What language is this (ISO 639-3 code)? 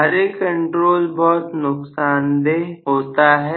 hin